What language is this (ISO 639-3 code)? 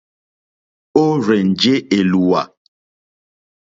bri